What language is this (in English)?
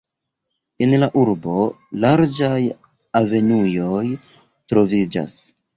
Esperanto